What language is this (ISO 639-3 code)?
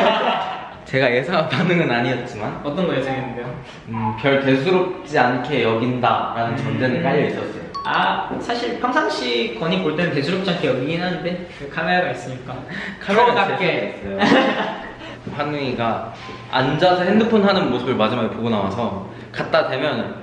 kor